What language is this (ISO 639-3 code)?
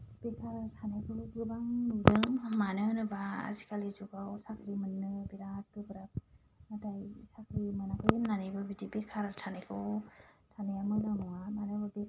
brx